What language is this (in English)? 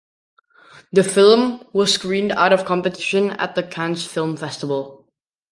English